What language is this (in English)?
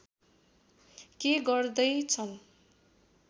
Nepali